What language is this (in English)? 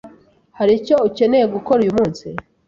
Kinyarwanda